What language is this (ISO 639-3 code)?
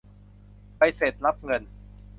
tha